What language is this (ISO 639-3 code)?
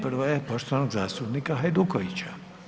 hrv